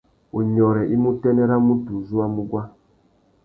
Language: Tuki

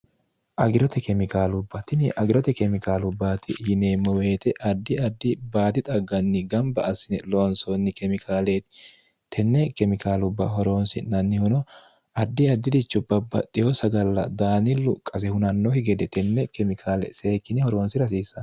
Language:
Sidamo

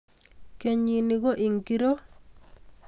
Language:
Kalenjin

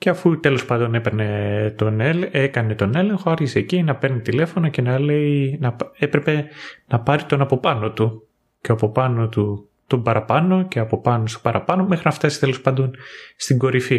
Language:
Greek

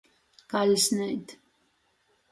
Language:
Latgalian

